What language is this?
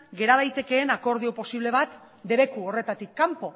Basque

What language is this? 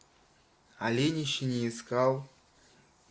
Russian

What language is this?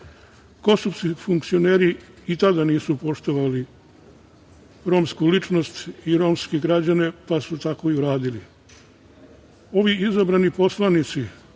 Serbian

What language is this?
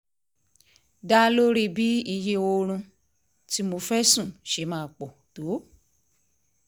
Yoruba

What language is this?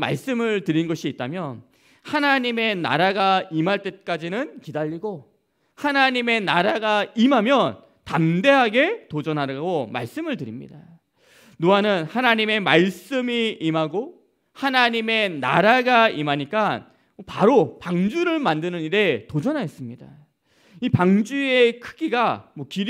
Korean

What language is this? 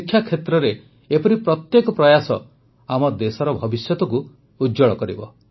Odia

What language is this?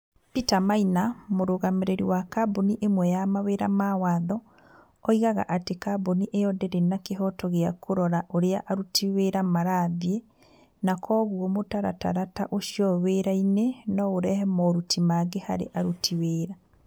Kikuyu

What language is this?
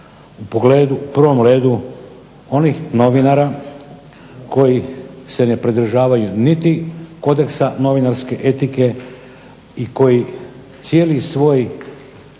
Croatian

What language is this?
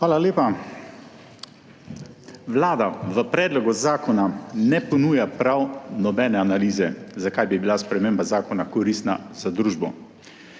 Slovenian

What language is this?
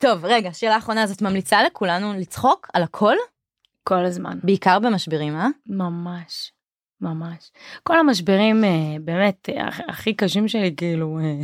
Hebrew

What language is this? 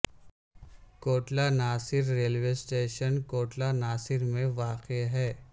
Urdu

